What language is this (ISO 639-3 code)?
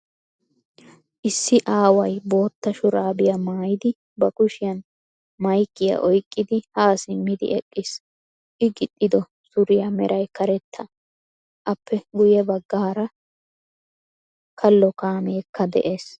wal